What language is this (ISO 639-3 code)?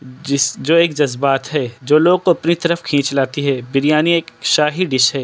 urd